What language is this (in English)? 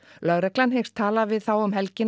Icelandic